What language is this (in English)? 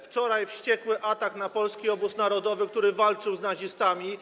Polish